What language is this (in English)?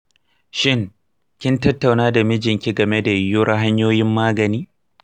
Hausa